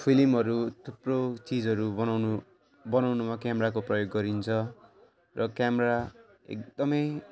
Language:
Nepali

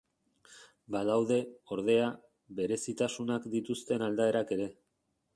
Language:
Basque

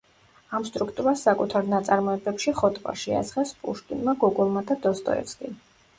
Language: Georgian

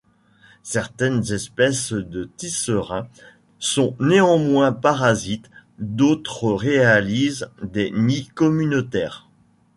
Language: French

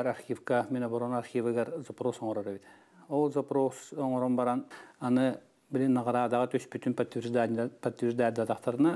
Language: Dutch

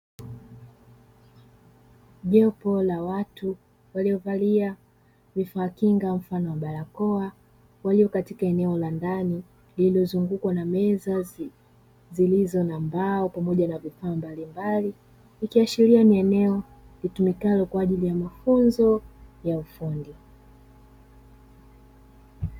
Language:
Swahili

